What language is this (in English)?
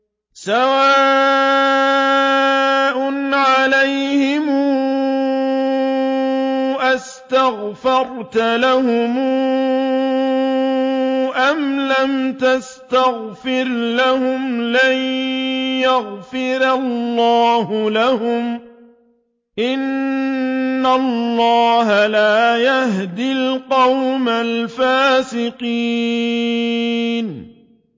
Arabic